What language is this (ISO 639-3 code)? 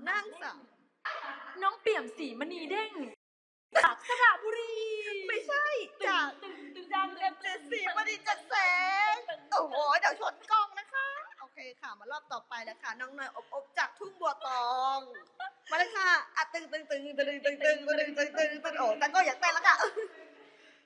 tha